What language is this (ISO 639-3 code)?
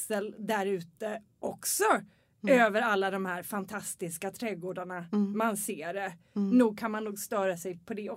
swe